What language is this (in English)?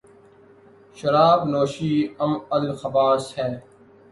Urdu